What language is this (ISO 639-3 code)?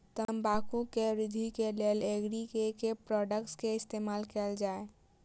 mai